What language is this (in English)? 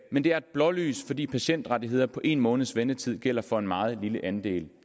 Danish